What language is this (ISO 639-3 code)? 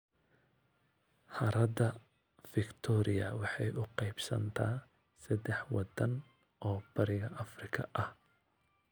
som